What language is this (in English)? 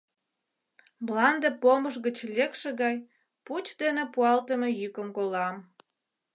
Mari